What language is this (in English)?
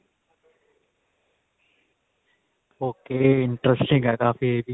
Punjabi